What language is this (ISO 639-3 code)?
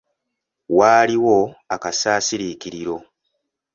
lug